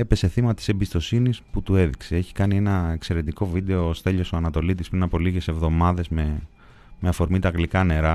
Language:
Greek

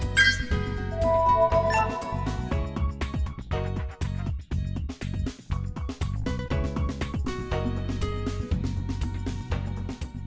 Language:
Vietnamese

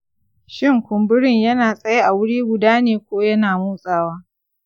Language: Hausa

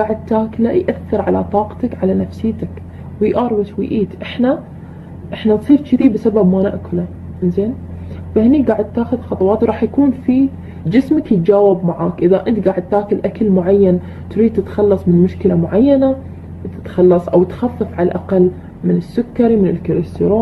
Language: Arabic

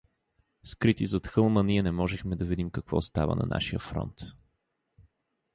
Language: Bulgarian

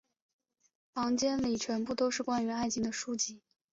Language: Chinese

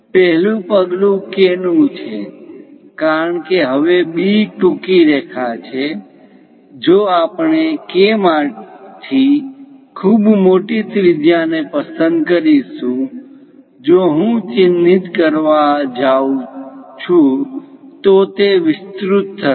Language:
Gujarati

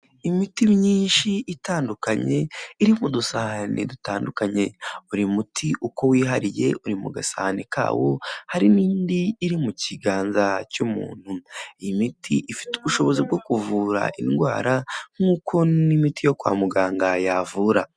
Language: Kinyarwanda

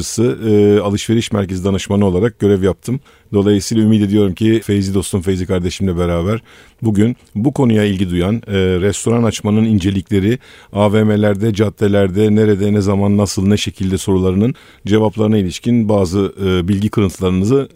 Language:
Turkish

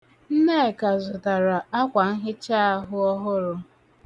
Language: Igbo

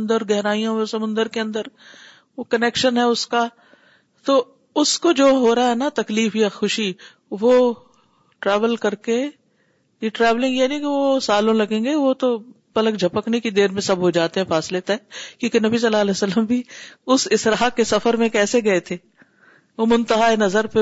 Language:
Urdu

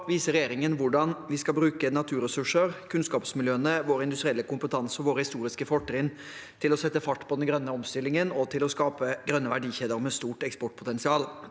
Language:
Norwegian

